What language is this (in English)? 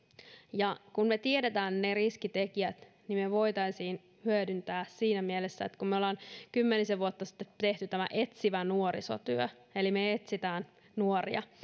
Finnish